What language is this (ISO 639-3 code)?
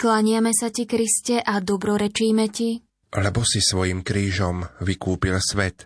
slk